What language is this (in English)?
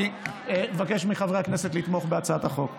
Hebrew